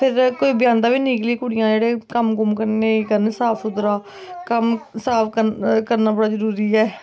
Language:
Dogri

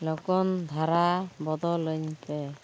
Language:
Santali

